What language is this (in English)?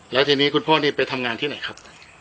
Thai